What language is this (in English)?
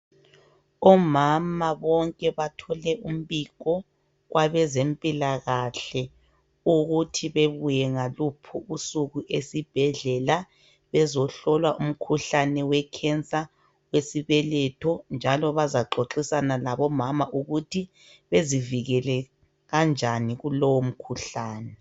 North Ndebele